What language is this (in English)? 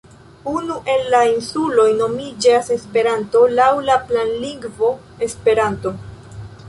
Esperanto